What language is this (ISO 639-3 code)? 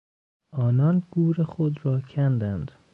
fas